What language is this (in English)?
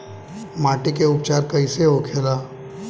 Bhojpuri